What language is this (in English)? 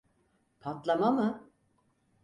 Turkish